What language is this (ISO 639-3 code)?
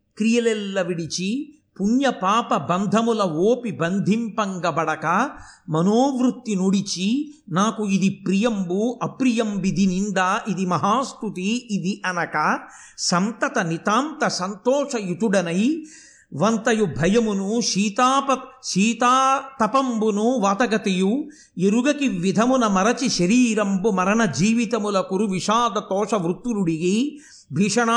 tel